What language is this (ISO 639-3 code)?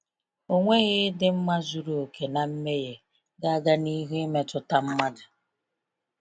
ibo